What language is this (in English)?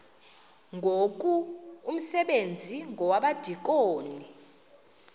Xhosa